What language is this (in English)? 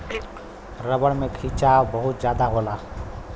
Bhojpuri